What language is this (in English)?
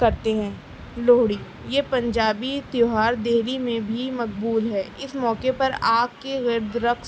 Urdu